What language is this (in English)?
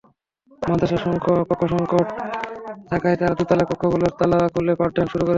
Bangla